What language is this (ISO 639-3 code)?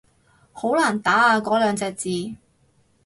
yue